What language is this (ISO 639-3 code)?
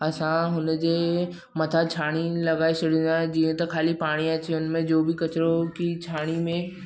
snd